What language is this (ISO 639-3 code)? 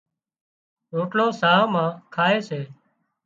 kxp